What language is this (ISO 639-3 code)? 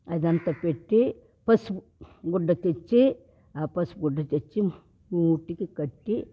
tel